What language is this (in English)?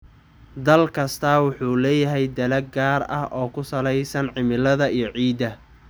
Somali